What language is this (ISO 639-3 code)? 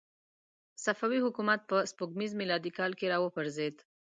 pus